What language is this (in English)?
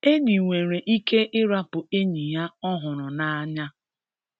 Igbo